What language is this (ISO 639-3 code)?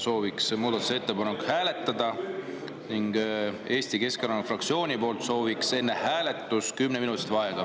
est